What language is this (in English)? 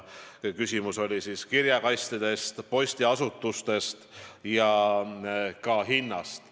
Estonian